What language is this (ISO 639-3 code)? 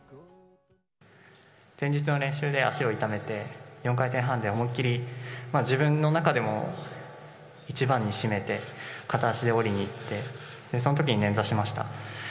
jpn